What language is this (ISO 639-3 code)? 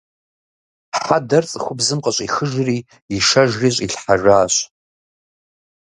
kbd